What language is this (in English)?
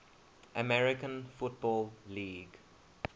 English